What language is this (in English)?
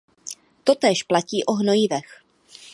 Czech